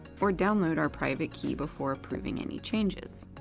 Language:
English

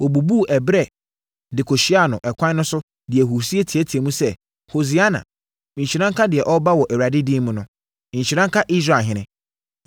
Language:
Akan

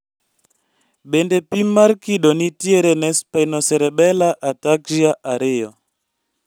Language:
Luo (Kenya and Tanzania)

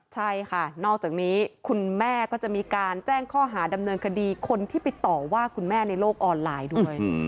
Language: Thai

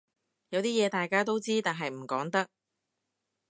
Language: Cantonese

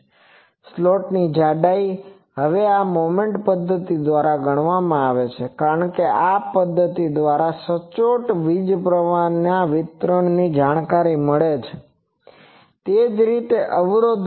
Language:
Gujarati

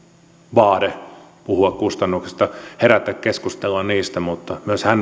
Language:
Finnish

